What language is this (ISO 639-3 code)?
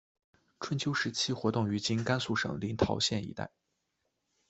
zho